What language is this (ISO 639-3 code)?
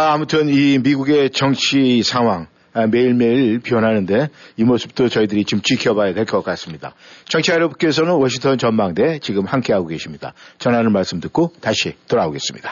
kor